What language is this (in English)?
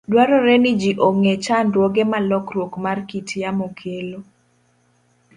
Luo (Kenya and Tanzania)